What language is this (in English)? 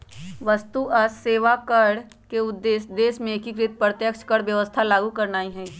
Magahi